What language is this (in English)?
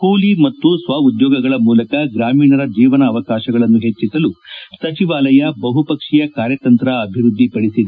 Kannada